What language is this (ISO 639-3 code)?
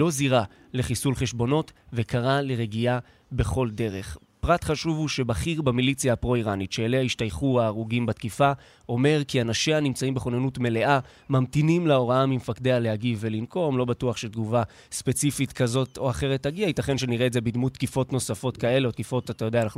heb